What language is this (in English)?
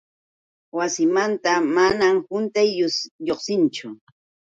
Yauyos Quechua